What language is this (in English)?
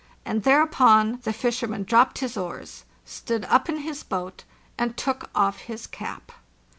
English